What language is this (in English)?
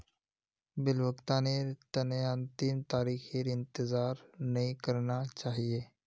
Magahi